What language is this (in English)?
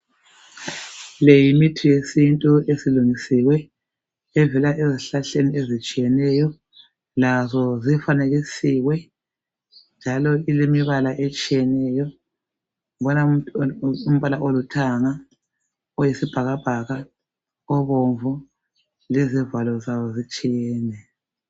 North Ndebele